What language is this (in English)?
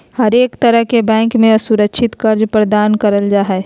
Magahi